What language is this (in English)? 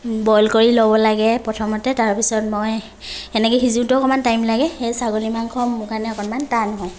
Assamese